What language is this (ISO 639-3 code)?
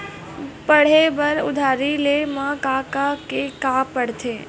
hne